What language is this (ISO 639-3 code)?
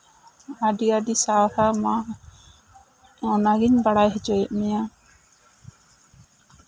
sat